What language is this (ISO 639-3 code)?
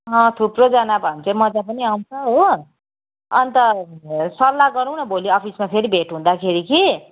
nep